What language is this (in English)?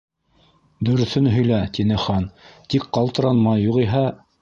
Bashkir